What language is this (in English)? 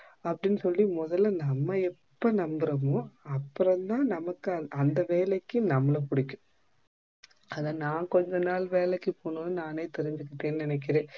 Tamil